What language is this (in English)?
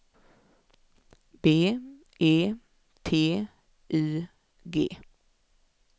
Swedish